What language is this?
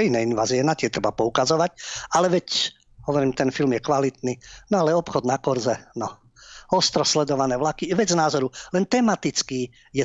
Slovak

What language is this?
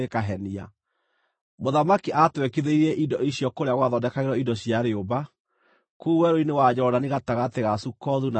Kikuyu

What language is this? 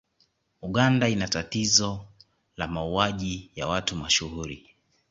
Swahili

